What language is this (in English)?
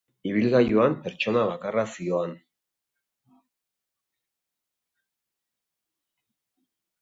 Basque